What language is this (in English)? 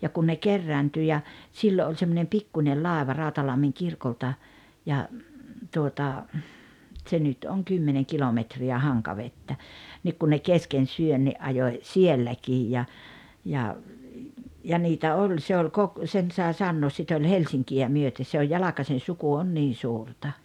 Finnish